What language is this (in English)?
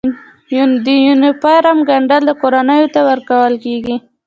Pashto